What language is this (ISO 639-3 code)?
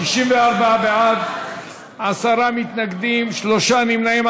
heb